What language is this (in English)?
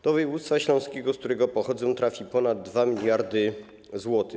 Polish